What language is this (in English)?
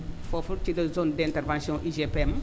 Wolof